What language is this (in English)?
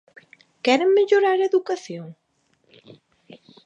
Galician